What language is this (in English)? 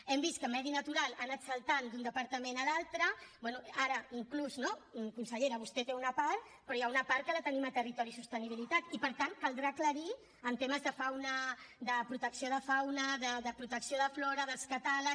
Catalan